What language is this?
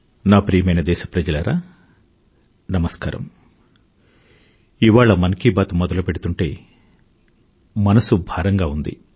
Telugu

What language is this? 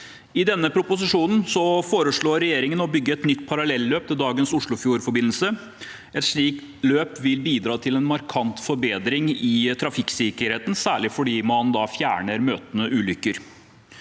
Norwegian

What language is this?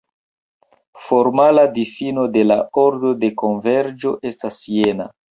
Esperanto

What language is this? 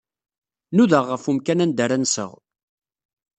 Kabyle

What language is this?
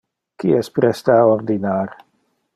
Interlingua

